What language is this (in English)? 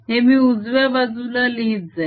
Marathi